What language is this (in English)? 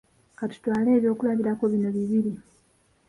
Ganda